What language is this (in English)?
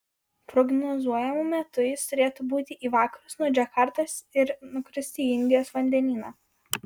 Lithuanian